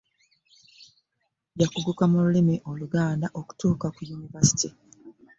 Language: Ganda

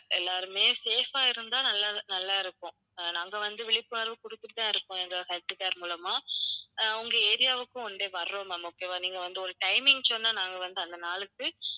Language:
Tamil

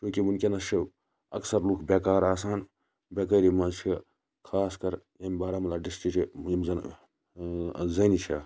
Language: Kashmiri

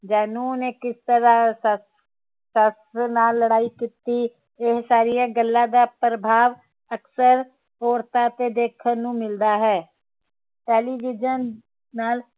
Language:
Punjabi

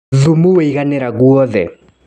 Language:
Kikuyu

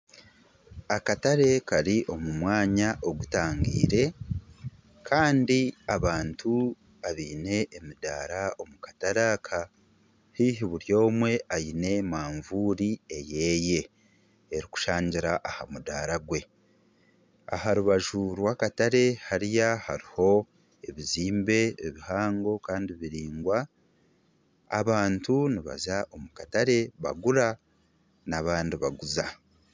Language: Nyankole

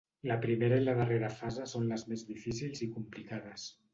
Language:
Catalan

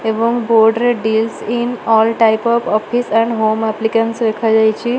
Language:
Odia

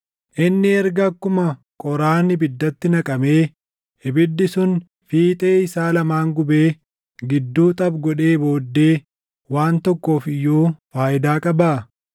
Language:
Oromo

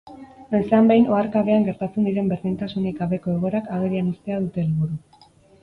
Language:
Basque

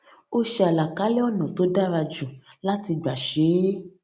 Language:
Yoruba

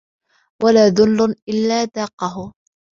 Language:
Arabic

